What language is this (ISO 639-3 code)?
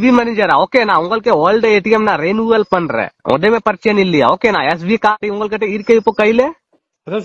tam